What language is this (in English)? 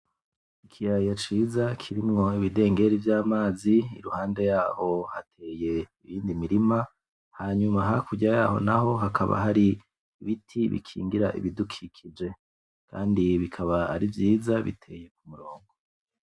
Rundi